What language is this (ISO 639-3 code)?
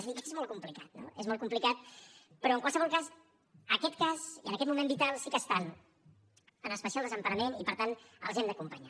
cat